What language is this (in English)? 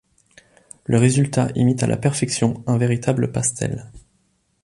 French